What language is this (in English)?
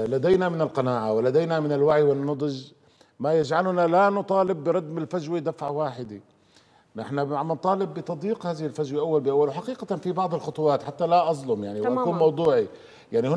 Arabic